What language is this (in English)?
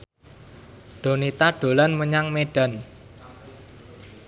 Javanese